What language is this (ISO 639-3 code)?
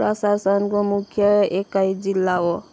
nep